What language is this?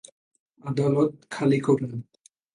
Bangla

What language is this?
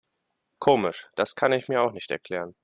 German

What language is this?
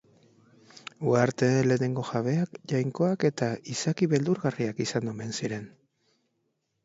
Basque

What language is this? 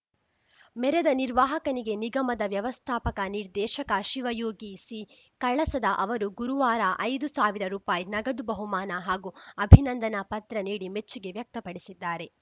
Kannada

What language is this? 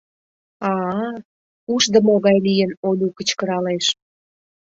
Mari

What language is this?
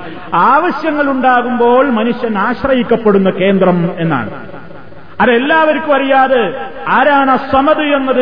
Malayalam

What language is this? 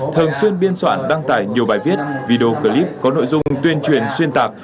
Vietnamese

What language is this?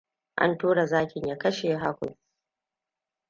Hausa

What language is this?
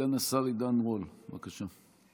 Hebrew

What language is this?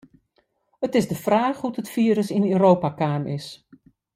Western Frisian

